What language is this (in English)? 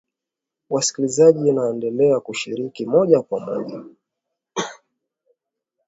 Swahili